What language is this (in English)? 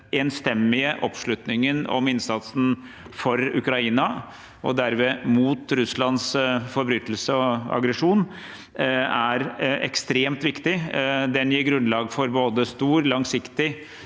Norwegian